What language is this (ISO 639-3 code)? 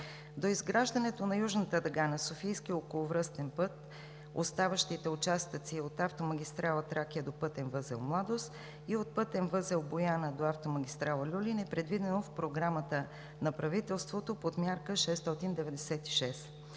bul